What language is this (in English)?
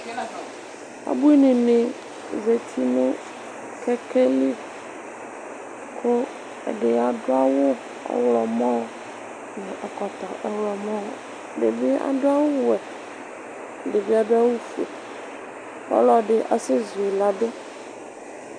Ikposo